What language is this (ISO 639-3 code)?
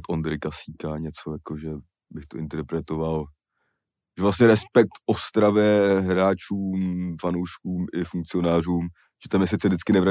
ces